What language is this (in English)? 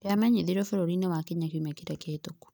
Kikuyu